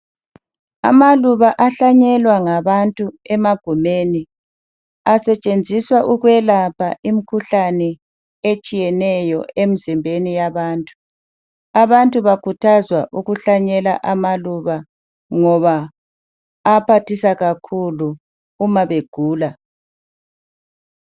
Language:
North Ndebele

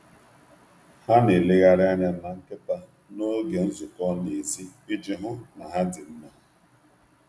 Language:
Igbo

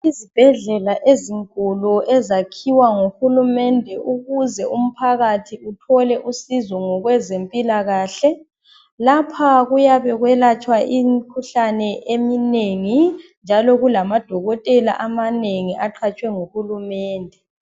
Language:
North Ndebele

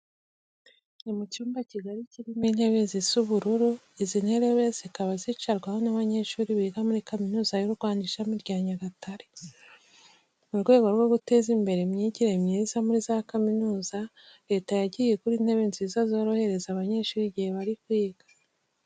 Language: Kinyarwanda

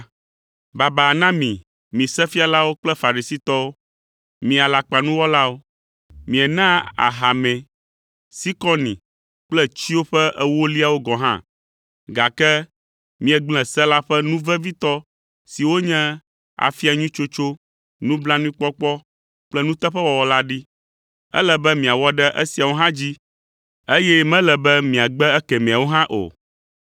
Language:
Ewe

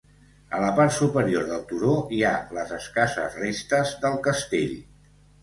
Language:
Catalan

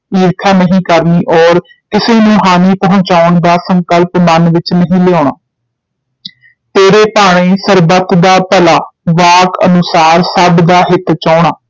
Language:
Punjabi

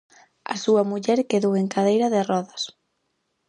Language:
Galician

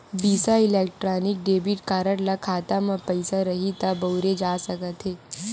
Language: Chhattisgarhi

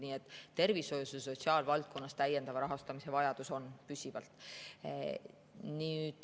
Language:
Estonian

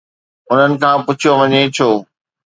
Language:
Sindhi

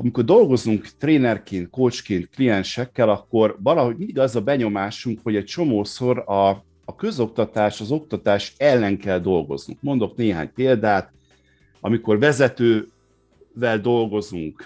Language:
Hungarian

